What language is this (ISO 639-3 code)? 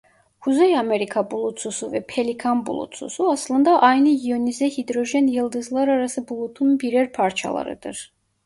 tur